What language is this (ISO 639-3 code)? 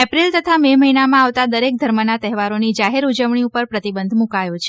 guj